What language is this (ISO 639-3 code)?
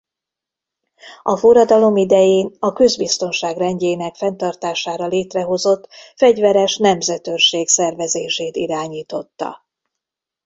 hun